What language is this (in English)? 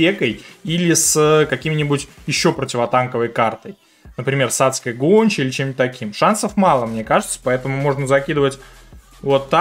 Russian